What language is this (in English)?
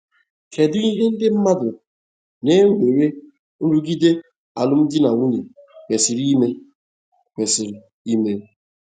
Igbo